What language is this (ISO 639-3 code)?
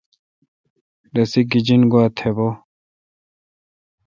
xka